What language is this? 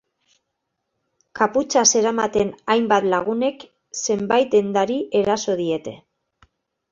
Basque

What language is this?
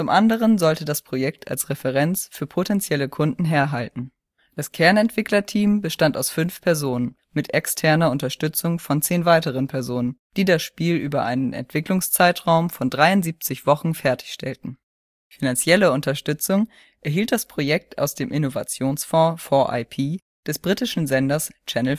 German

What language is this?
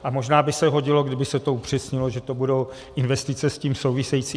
Czech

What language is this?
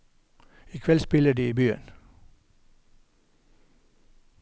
Norwegian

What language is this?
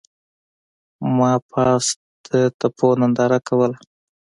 Pashto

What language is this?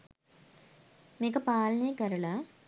Sinhala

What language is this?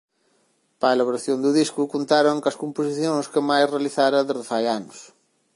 Galician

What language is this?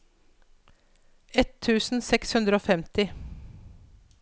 Norwegian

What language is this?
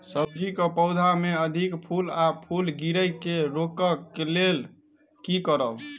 Maithili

